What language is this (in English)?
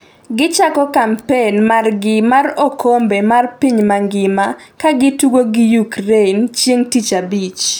Luo (Kenya and Tanzania)